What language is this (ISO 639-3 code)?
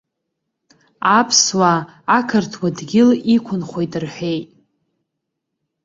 abk